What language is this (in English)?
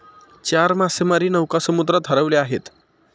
Marathi